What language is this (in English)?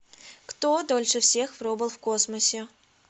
Russian